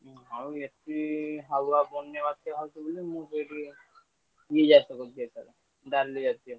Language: Odia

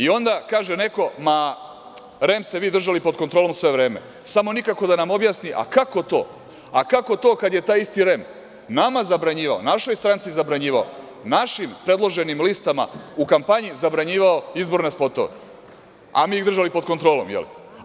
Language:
Serbian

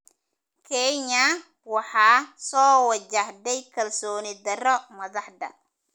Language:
Somali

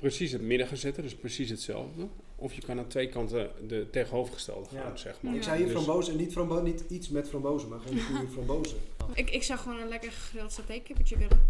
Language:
Dutch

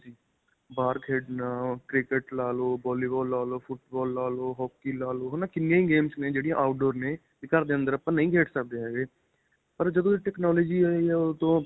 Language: Punjabi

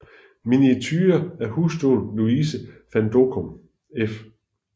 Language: Danish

